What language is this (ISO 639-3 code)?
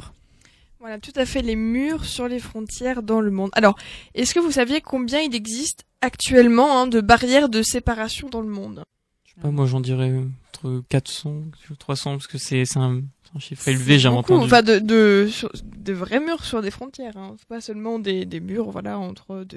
fra